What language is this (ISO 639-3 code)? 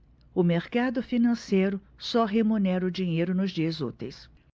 por